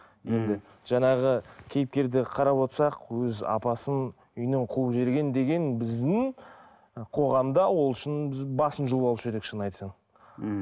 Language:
Kazakh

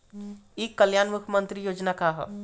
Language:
Bhojpuri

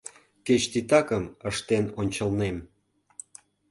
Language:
Mari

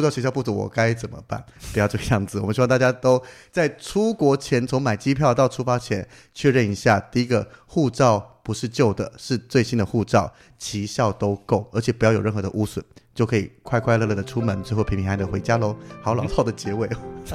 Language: Chinese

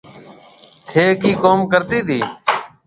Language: Marwari (Pakistan)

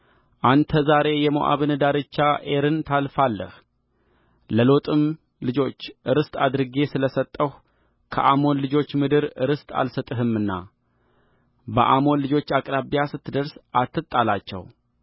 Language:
Amharic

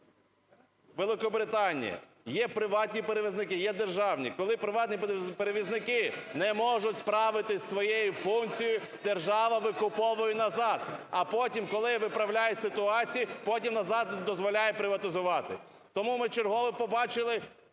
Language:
Ukrainian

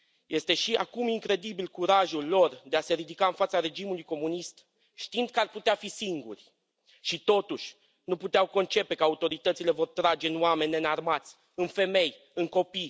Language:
Romanian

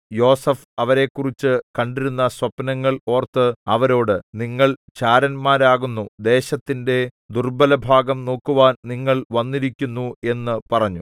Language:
Malayalam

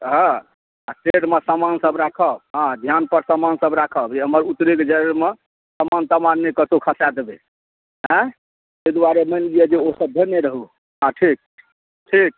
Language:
Maithili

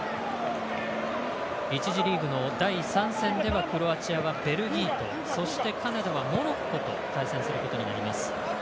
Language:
Japanese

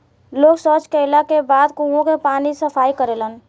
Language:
Bhojpuri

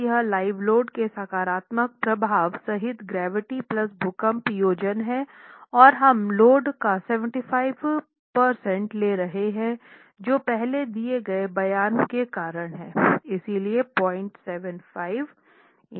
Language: Hindi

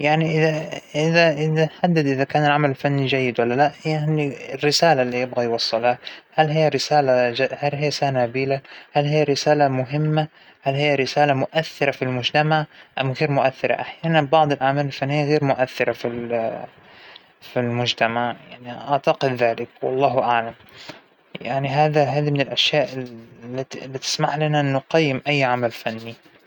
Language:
Hijazi Arabic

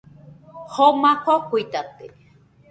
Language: Nüpode Huitoto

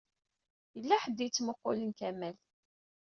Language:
Kabyle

